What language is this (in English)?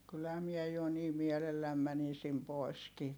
Finnish